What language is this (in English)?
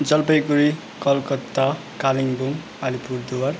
Nepali